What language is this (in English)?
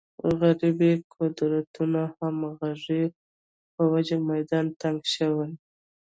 Pashto